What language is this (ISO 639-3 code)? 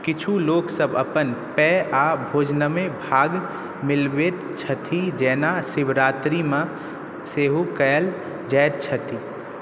mai